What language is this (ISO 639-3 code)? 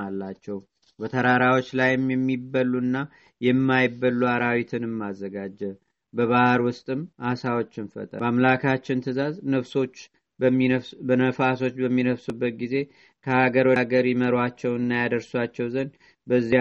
amh